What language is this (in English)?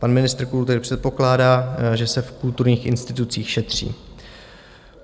Czech